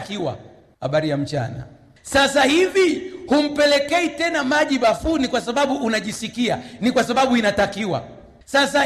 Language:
Swahili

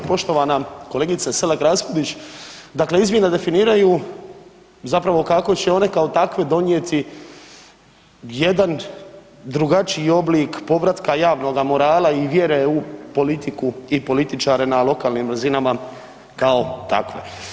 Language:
Croatian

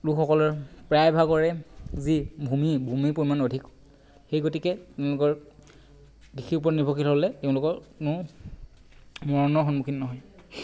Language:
Assamese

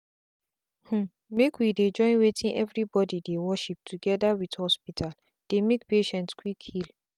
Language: Nigerian Pidgin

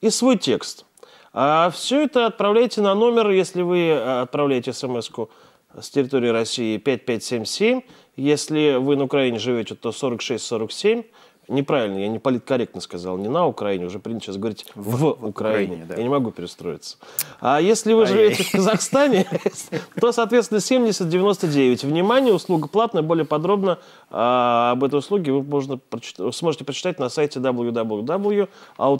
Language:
Russian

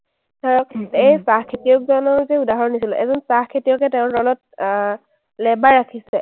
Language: Assamese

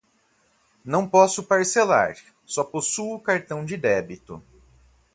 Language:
Portuguese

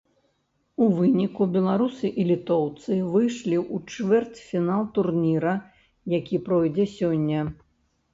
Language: Belarusian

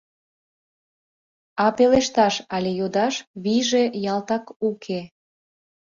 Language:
Mari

